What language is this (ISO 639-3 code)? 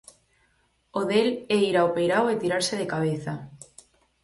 glg